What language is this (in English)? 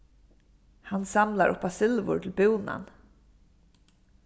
Faroese